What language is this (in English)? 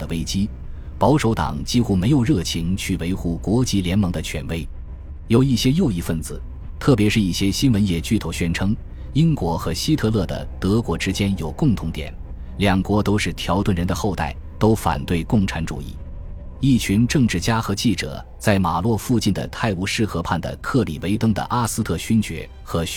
Chinese